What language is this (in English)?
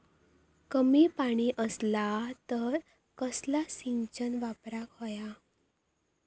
Marathi